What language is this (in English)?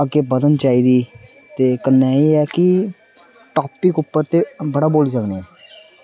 Dogri